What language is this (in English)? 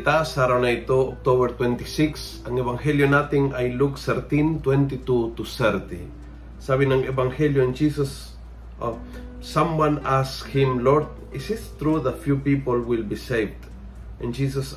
Filipino